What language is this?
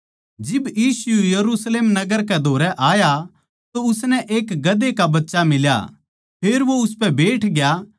Haryanvi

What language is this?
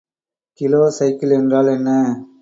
Tamil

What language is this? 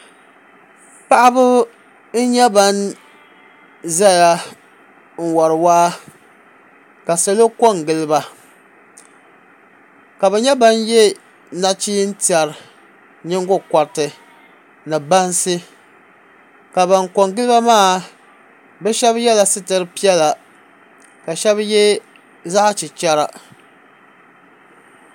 Dagbani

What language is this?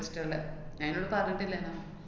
Malayalam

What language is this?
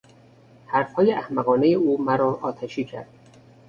Persian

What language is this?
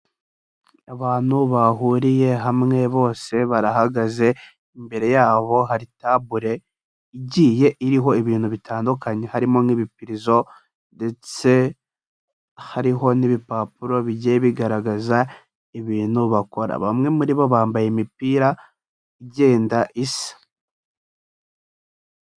Kinyarwanda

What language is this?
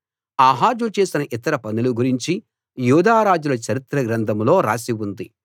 Telugu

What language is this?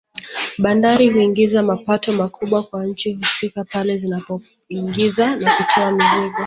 Swahili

